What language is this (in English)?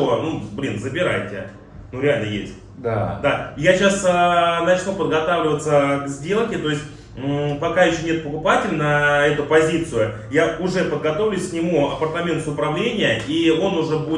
Russian